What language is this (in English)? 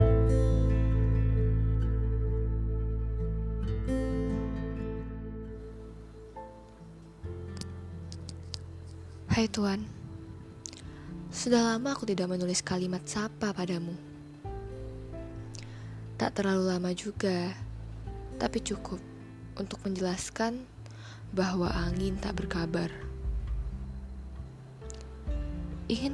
Indonesian